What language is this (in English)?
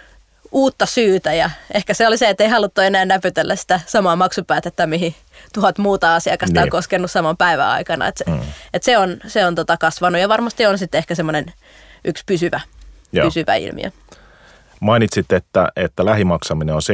Finnish